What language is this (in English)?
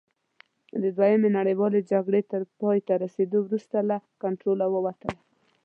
Pashto